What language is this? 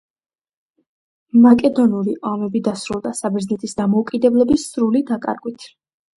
Georgian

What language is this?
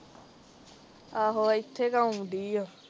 Punjabi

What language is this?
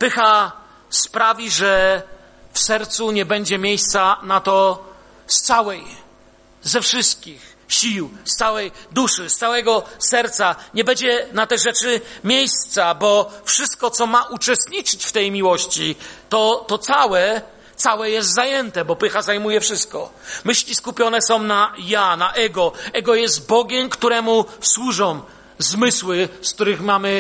Polish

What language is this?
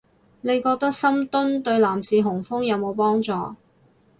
Cantonese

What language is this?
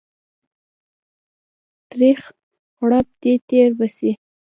Pashto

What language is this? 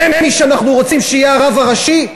Hebrew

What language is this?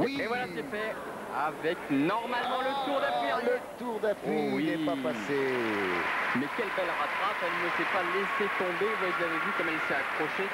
French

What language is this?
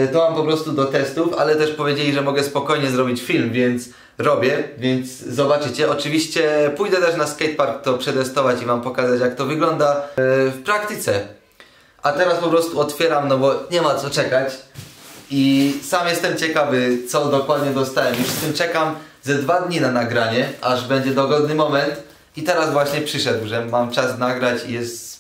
Polish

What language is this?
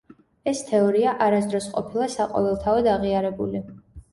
Georgian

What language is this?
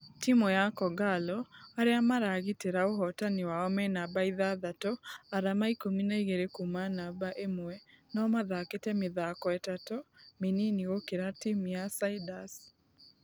Kikuyu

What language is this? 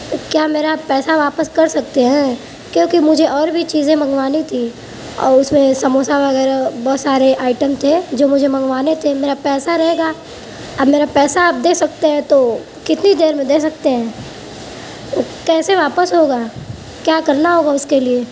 Urdu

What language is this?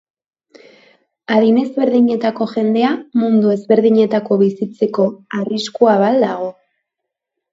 Basque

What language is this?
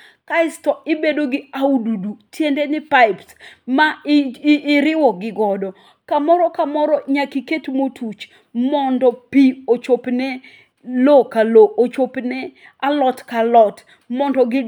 Luo (Kenya and Tanzania)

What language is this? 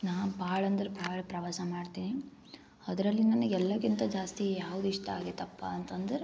Kannada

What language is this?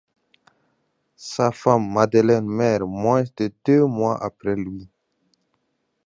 French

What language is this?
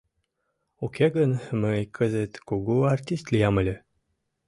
Mari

